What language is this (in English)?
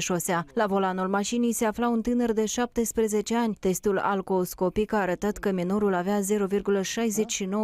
Romanian